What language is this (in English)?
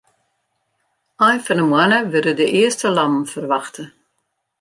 Western Frisian